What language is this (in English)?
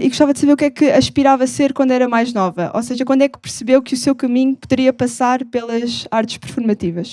Portuguese